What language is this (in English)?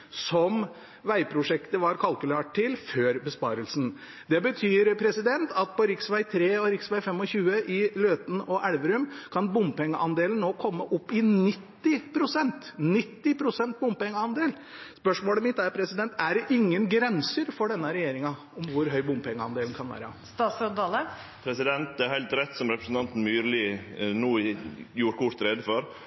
Norwegian